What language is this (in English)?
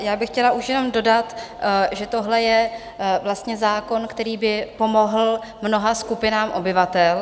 Czech